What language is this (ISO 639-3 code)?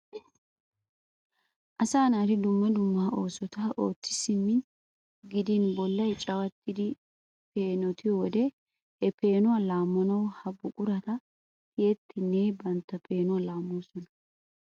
wal